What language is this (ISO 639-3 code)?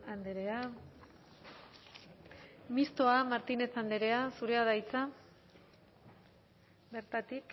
eus